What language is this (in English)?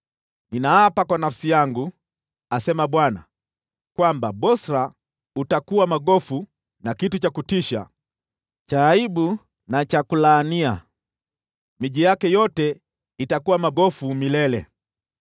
Swahili